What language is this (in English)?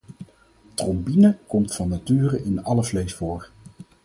Dutch